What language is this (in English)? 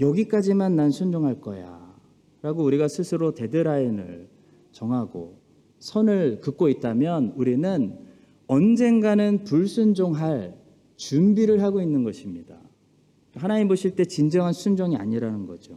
Korean